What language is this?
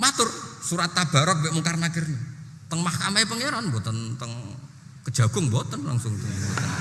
Indonesian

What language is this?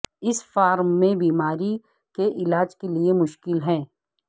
Urdu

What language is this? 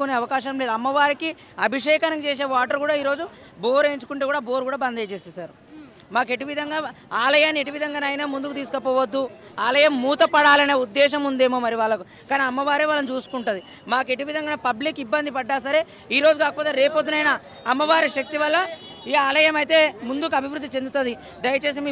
Telugu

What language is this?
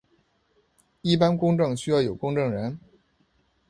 Chinese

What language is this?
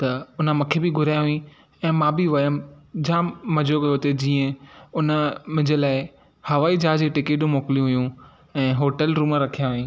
Sindhi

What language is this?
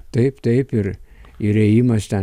Lithuanian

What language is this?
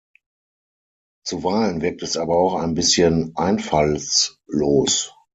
German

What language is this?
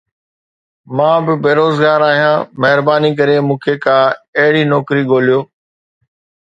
Sindhi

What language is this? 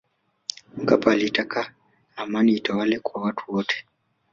Swahili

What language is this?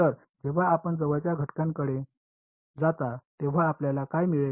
Marathi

